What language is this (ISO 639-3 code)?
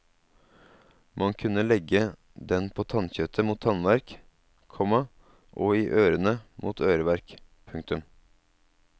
nor